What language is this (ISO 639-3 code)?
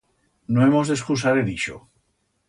arg